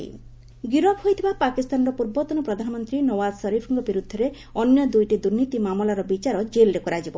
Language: Odia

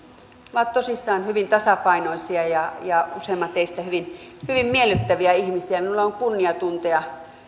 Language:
Finnish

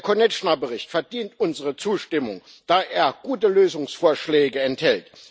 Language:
German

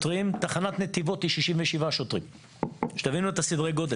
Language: Hebrew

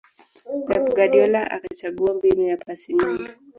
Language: Swahili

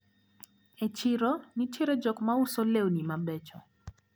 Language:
Luo (Kenya and Tanzania)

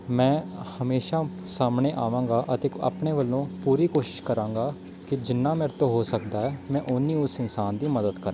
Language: Punjabi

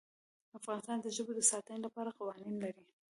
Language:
Pashto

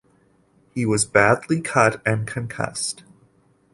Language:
English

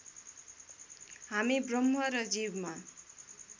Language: Nepali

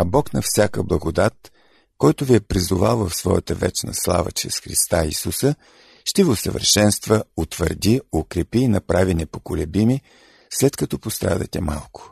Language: Bulgarian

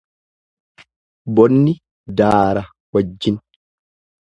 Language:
Oromo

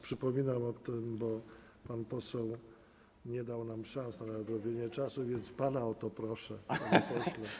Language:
Polish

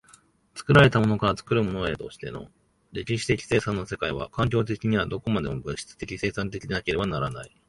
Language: Japanese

